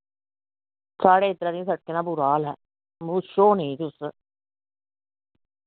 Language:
Dogri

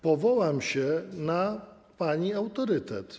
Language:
Polish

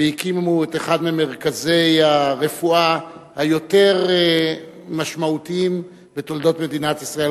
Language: Hebrew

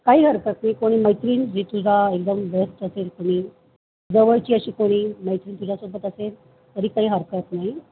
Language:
Marathi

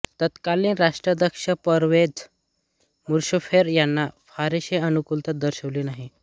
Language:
Marathi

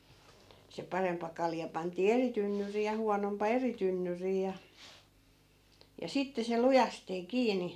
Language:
Finnish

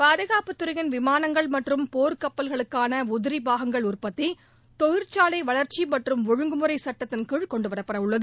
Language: Tamil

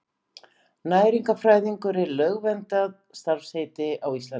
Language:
Icelandic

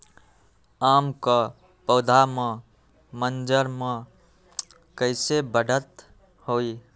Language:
Magahi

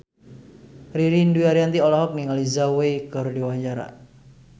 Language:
Sundanese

